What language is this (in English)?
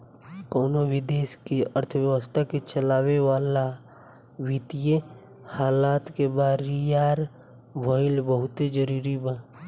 Bhojpuri